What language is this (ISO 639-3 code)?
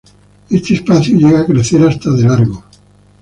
spa